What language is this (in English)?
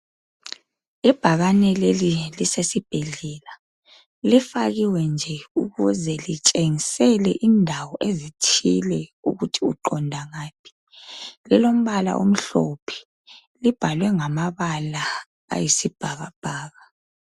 North Ndebele